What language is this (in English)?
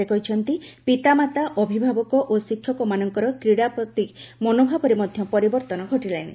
Odia